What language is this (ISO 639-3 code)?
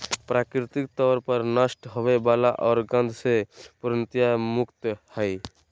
mag